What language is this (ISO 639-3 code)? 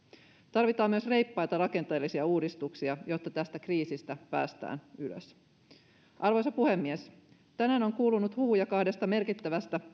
fin